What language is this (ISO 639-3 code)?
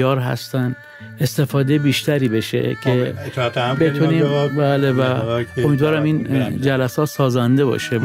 fas